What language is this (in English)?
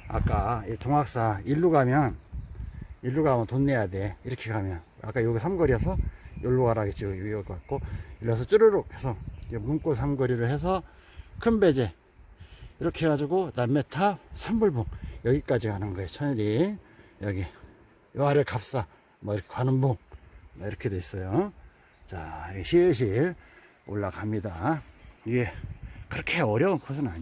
Korean